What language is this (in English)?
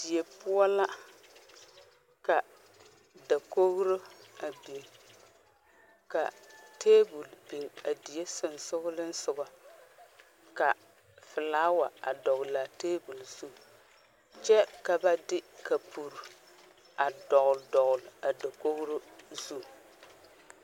Southern Dagaare